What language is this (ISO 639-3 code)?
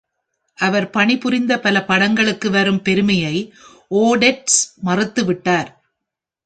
tam